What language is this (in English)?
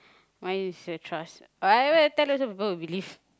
English